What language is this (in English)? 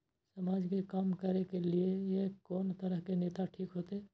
Maithili